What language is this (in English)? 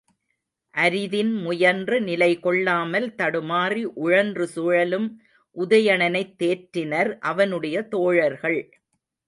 Tamil